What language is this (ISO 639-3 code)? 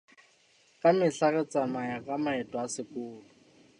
sot